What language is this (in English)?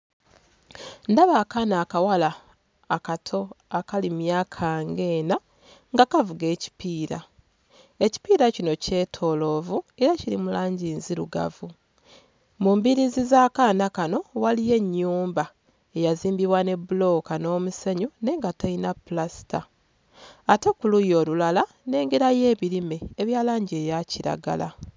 Ganda